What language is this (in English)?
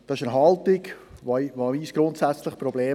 Swiss German